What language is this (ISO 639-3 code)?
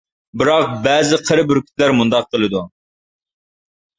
uig